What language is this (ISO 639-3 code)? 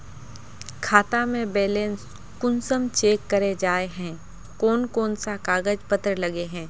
mag